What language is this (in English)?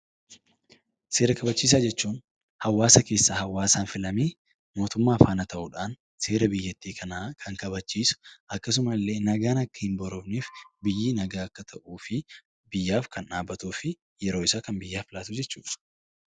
Oromo